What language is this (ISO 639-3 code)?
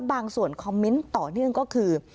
tha